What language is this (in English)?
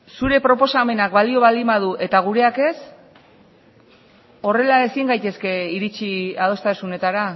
Basque